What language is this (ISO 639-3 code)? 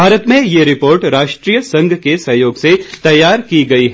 hin